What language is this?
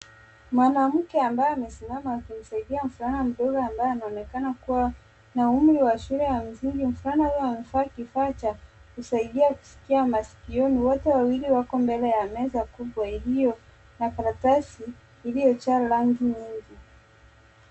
Swahili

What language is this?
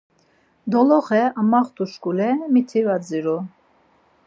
Laz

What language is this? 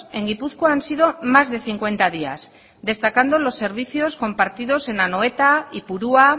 Spanish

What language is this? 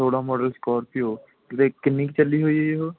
Punjabi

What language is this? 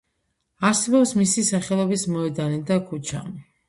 Georgian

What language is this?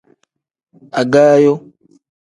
Tem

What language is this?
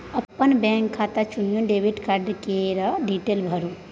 Maithili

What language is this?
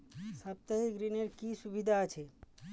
Bangla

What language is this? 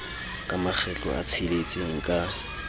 Southern Sotho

